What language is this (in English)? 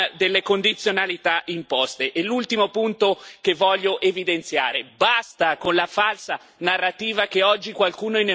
Italian